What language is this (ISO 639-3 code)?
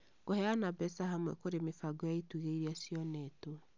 kik